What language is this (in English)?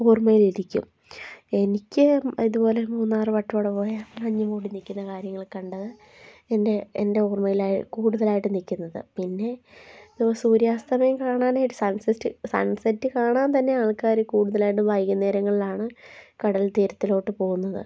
Malayalam